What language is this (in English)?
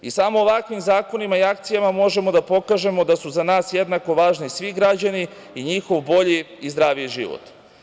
Serbian